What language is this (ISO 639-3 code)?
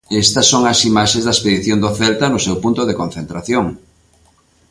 glg